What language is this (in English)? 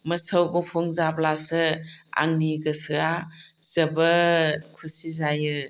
Bodo